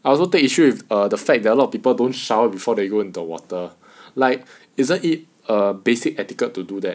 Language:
English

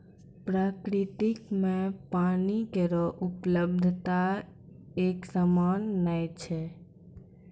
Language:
Maithili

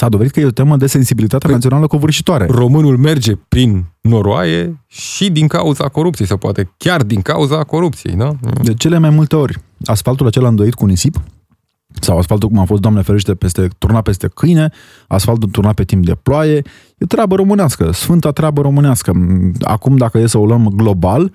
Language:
Romanian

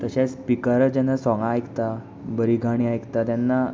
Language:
Konkani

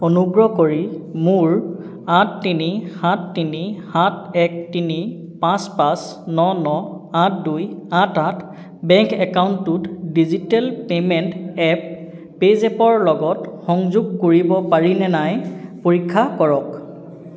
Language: Assamese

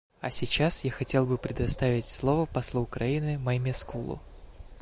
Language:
Russian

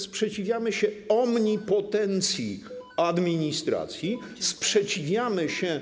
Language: Polish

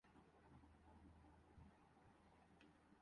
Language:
Urdu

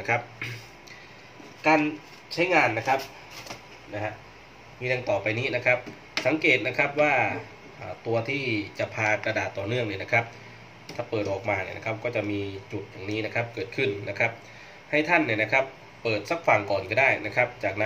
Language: Thai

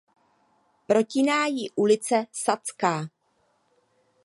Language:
Czech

